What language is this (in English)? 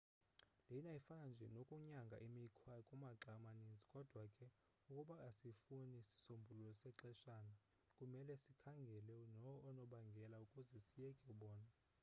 Xhosa